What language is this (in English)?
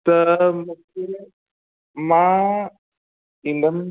Sindhi